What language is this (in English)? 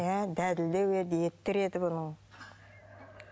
Kazakh